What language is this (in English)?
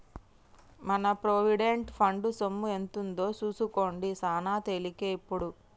Telugu